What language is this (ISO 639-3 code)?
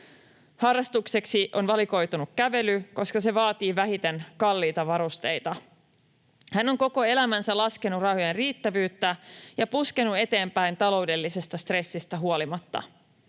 fin